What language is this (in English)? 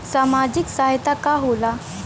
Bhojpuri